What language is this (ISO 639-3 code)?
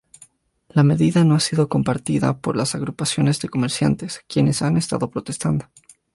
spa